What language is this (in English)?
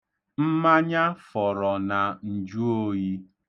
Igbo